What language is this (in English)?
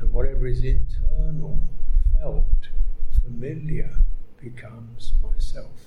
English